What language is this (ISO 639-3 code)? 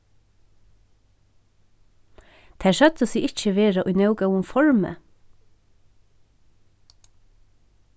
fao